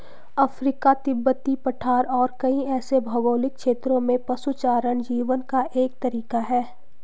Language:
Hindi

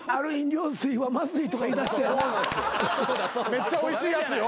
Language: Japanese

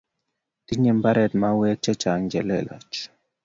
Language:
Kalenjin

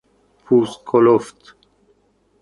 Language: Persian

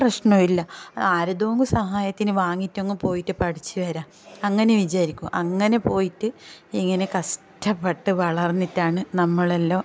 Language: Malayalam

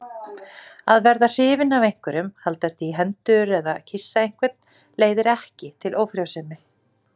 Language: Icelandic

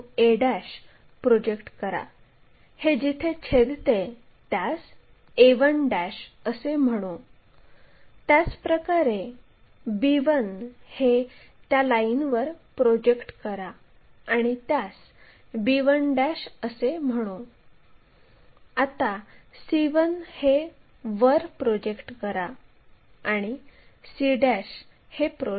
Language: Marathi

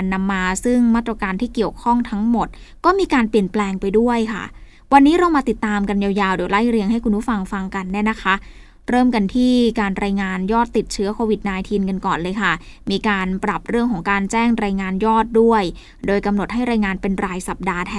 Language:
Thai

